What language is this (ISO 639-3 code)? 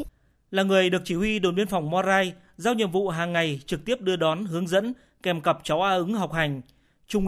vie